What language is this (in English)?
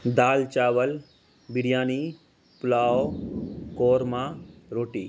Urdu